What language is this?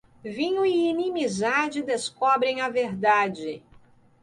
Portuguese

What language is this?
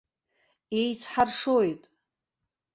Abkhazian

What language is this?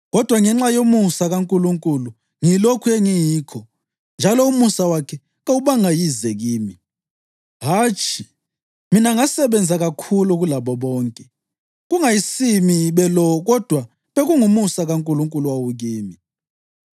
North Ndebele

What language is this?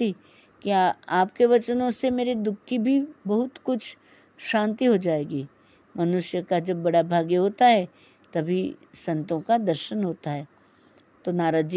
Hindi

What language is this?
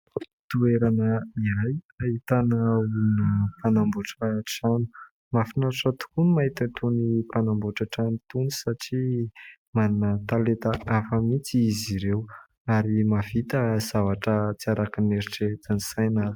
Malagasy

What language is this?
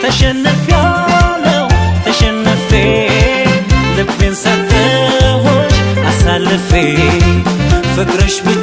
Amharic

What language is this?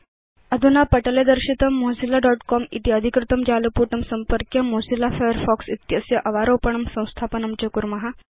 Sanskrit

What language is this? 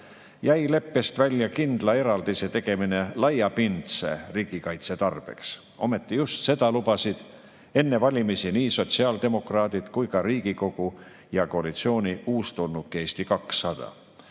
Estonian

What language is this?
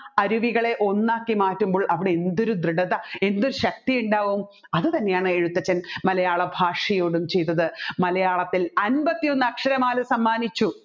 Malayalam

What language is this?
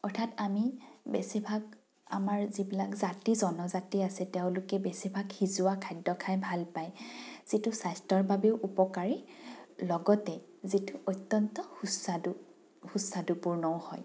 Assamese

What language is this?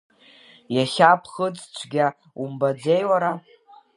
Abkhazian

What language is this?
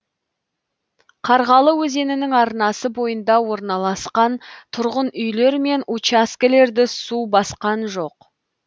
Kazakh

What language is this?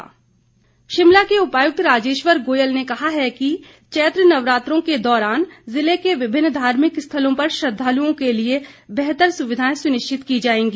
Hindi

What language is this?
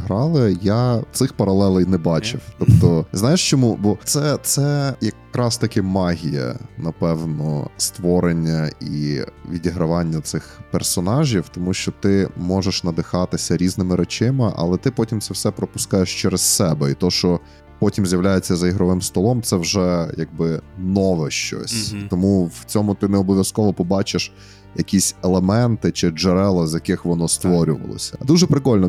Ukrainian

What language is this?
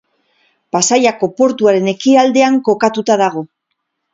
Basque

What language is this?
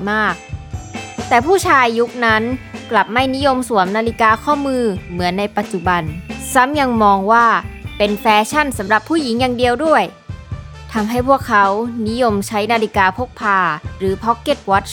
Thai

